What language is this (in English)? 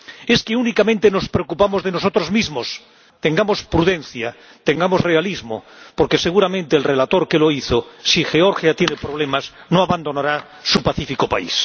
Spanish